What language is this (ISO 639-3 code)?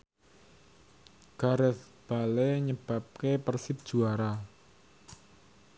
jav